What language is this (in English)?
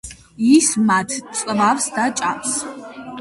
Georgian